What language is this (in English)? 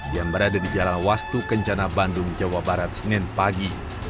Indonesian